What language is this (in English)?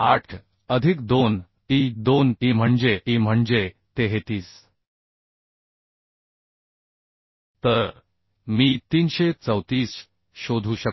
Marathi